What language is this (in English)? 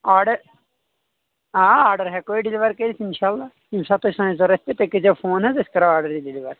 Kashmiri